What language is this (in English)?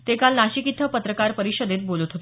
Marathi